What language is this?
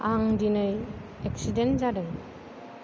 Bodo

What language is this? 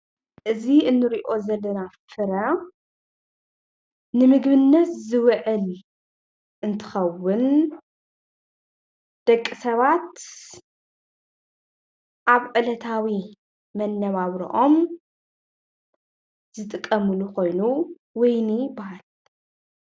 Tigrinya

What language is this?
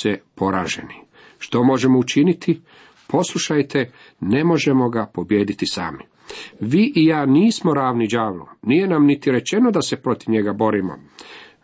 Croatian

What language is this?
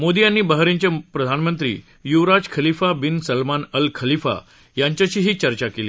Marathi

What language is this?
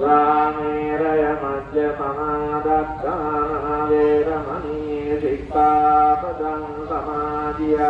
Sinhala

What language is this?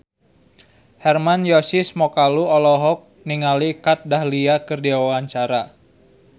Sundanese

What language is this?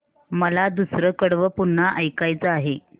Marathi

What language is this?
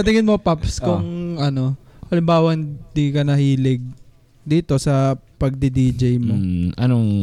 Filipino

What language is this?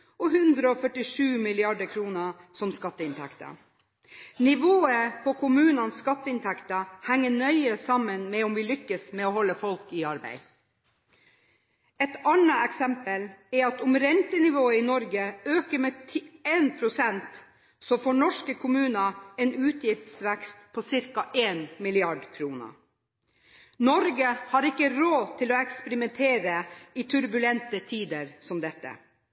Norwegian Bokmål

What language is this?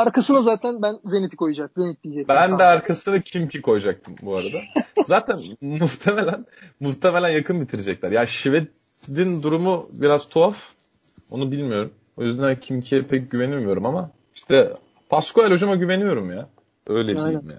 Turkish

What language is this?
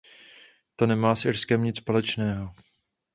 Czech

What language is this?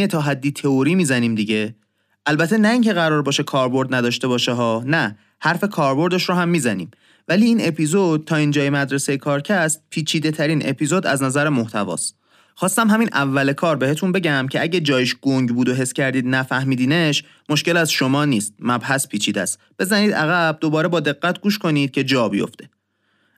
Persian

